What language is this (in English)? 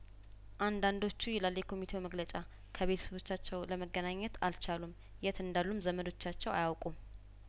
Amharic